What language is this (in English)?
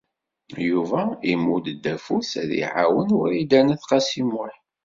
Kabyle